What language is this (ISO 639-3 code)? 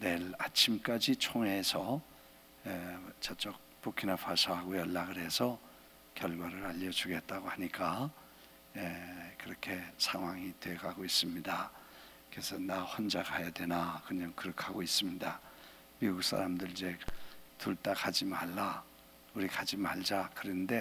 kor